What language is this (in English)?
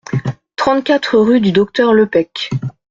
French